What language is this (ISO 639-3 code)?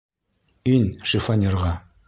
bak